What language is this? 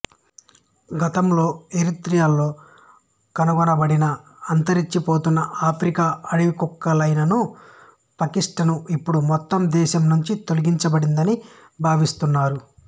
Telugu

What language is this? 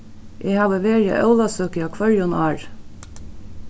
Faroese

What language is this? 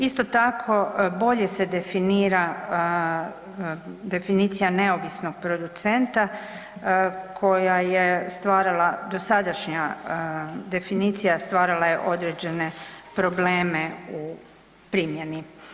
Croatian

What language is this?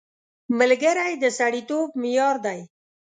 Pashto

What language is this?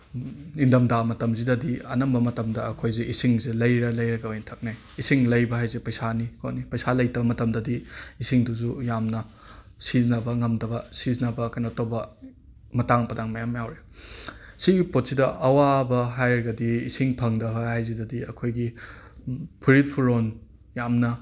Manipuri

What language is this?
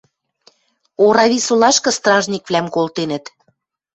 Western Mari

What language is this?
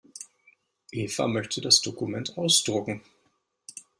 German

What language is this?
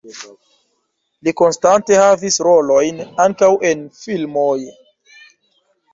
Esperanto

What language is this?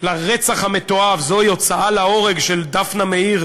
Hebrew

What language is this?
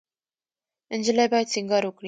Pashto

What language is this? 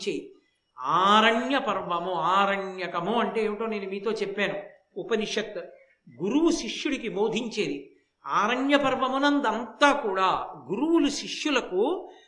Telugu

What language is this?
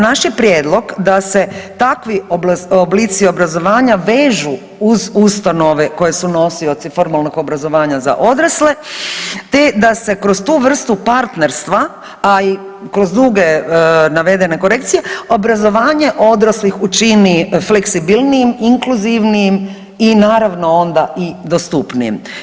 Croatian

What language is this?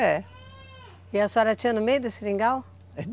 Portuguese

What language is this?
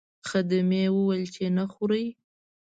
Pashto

